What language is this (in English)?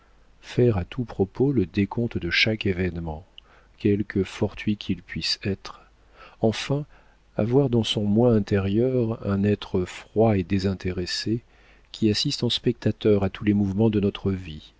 French